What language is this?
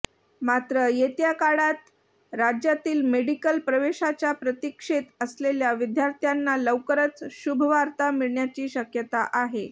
Marathi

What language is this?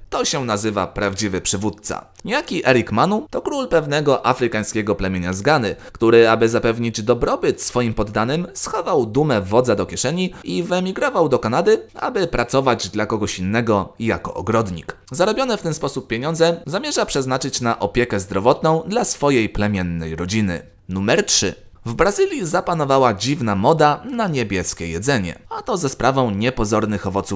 Polish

